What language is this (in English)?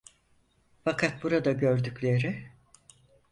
Turkish